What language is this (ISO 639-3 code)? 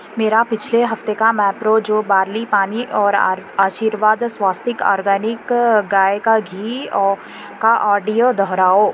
urd